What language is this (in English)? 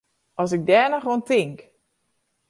Western Frisian